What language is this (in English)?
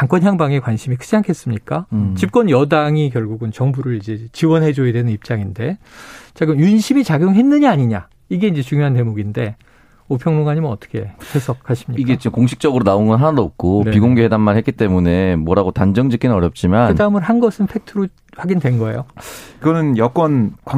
Korean